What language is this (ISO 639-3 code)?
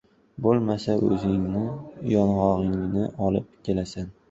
uzb